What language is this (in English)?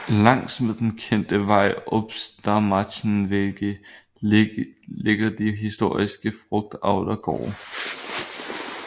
Danish